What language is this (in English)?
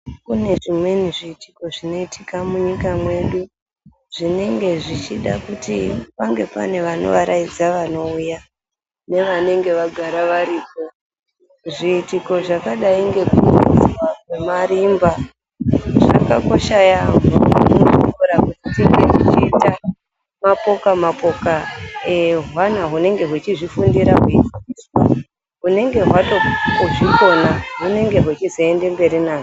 Ndau